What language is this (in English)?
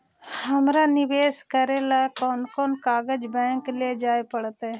Magahi